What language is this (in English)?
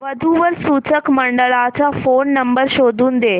Marathi